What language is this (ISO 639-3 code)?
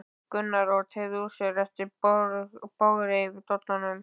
isl